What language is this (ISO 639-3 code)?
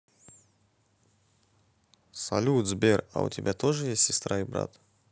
rus